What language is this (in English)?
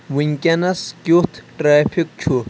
Kashmiri